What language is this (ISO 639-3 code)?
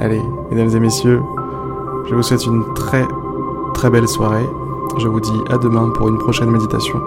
fra